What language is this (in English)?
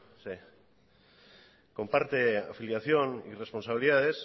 Spanish